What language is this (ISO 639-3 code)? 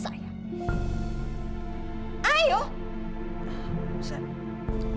ind